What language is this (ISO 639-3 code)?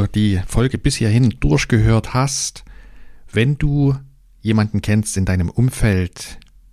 deu